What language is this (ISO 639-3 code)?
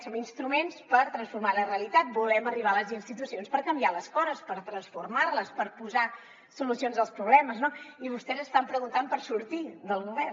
cat